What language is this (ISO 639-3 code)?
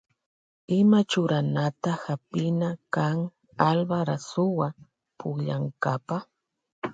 qvj